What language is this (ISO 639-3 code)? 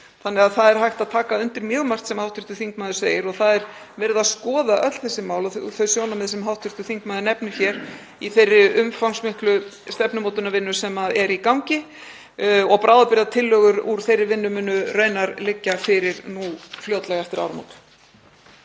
isl